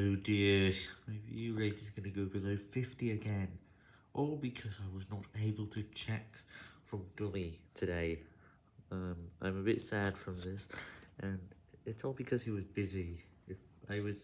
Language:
English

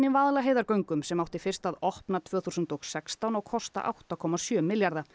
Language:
Icelandic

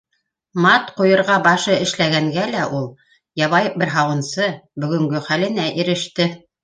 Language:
Bashkir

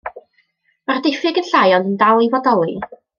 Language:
Welsh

